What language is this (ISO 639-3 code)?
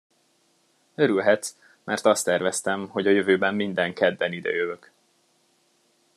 hun